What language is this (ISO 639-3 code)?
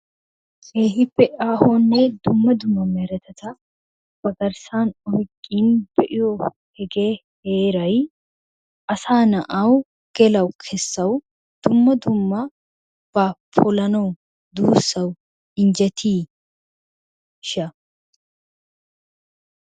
wal